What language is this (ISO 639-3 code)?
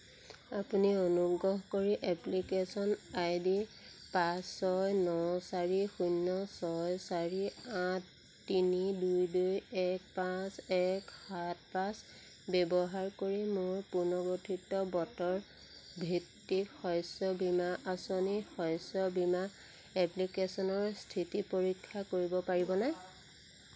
asm